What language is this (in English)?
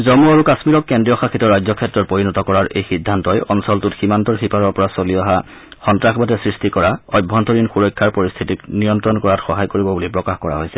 Assamese